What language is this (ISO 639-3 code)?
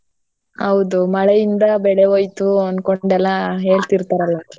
kan